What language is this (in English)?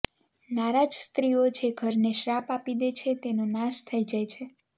Gujarati